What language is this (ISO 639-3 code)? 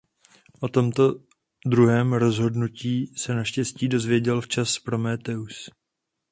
ces